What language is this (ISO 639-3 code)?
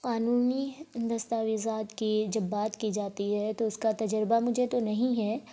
urd